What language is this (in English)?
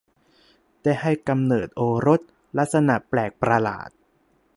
Thai